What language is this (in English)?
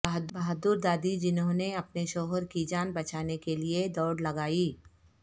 Urdu